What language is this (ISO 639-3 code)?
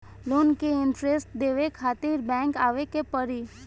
bho